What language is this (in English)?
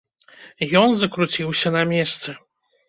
Belarusian